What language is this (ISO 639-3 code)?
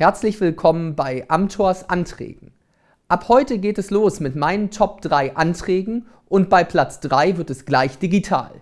deu